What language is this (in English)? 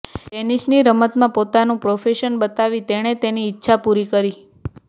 Gujarati